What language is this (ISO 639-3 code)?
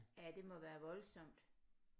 dan